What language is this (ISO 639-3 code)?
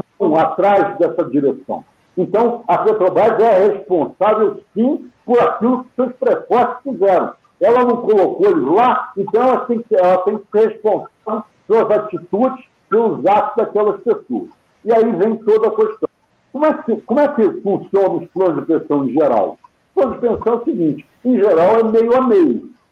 por